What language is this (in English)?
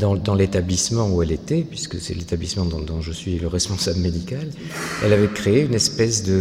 French